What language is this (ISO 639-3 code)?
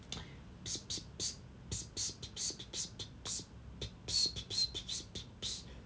eng